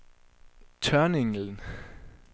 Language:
Danish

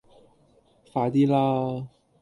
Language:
Cantonese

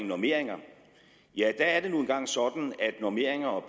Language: Danish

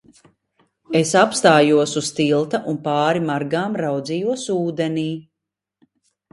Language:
Latvian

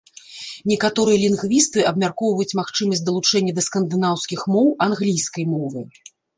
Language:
Belarusian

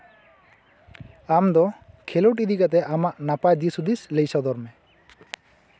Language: Santali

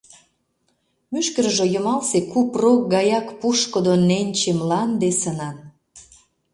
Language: Mari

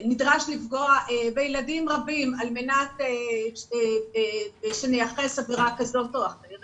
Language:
Hebrew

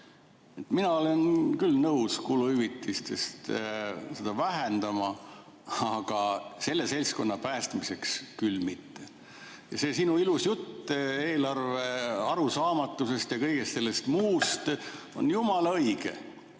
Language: Estonian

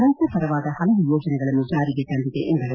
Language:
Kannada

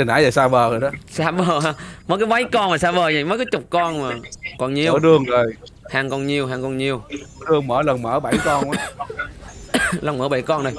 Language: Vietnamese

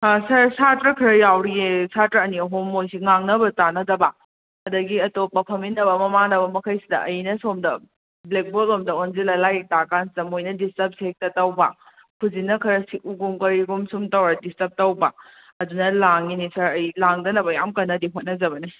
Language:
Manipuri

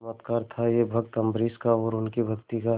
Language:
Hindi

